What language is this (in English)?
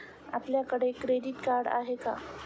Marathi